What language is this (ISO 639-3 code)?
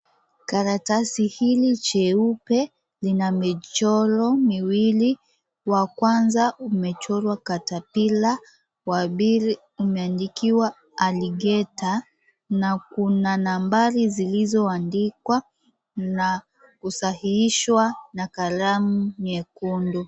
swa